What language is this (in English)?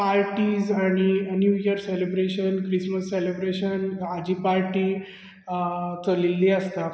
Konkani